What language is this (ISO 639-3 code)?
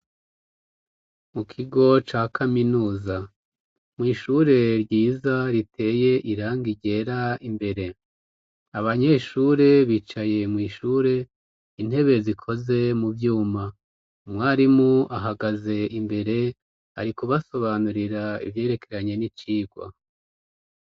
run